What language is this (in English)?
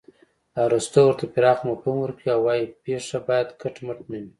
Pashto